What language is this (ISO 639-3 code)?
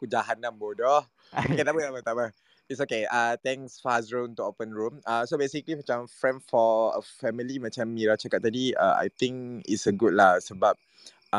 msa